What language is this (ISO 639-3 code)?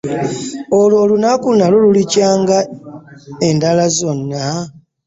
lug